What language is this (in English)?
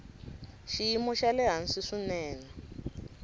Tsonga